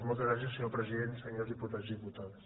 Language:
Catalan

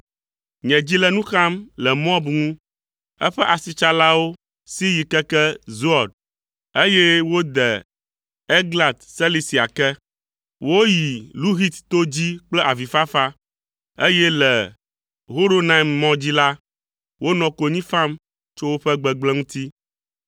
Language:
Ewe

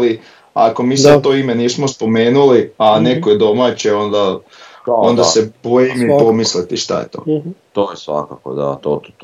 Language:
Croatian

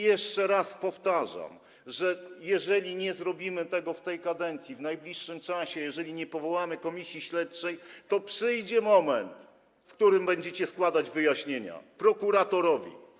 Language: Polish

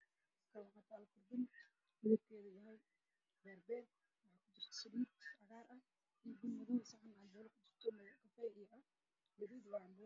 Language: Somali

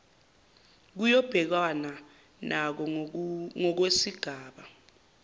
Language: Zulu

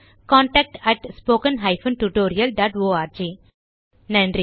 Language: Tamil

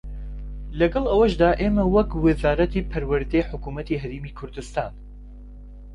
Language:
Central Kurdish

